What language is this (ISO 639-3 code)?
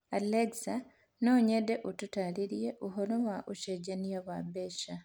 kik